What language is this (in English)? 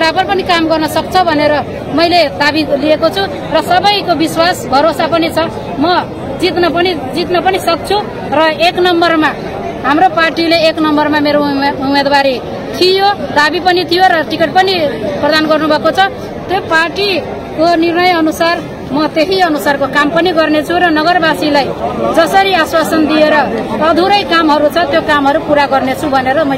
Indonesian